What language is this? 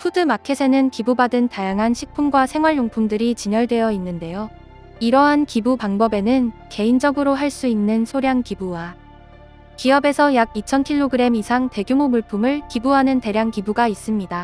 Korean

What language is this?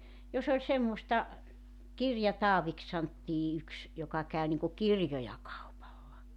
Finnish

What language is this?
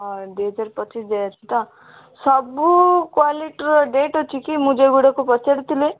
Odia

